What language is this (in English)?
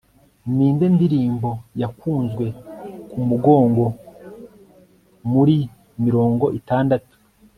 Kinyarwanda